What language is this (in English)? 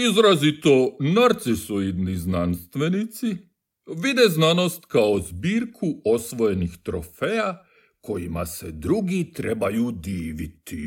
Croatian